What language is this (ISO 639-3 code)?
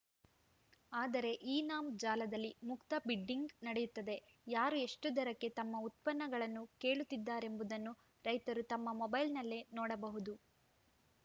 kan